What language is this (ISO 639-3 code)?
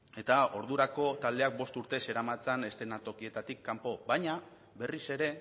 eus